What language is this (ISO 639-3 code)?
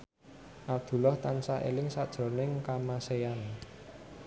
jav